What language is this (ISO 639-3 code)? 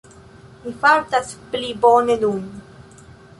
epo